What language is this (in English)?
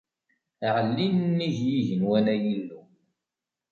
Kabyle